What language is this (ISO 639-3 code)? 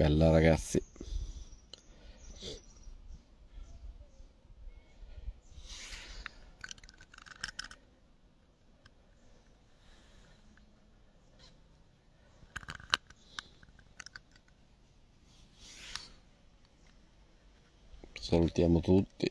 ita